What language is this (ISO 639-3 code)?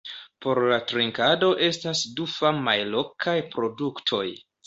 epo